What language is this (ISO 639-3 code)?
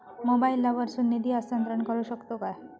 mar